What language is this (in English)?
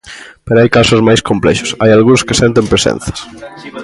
Galician